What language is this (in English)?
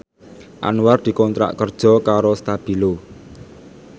Javanese